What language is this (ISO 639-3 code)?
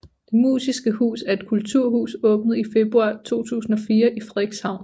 dan